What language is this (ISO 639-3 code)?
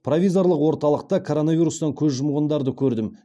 kaz